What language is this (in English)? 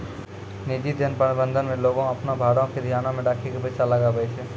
Maithili